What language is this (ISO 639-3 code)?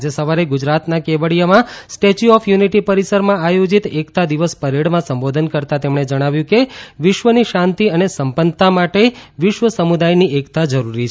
guj